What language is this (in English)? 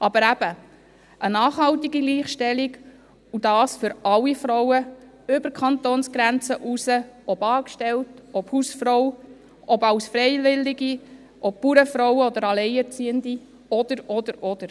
Swiss German